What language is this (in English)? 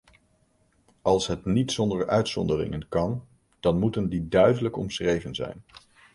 Dutch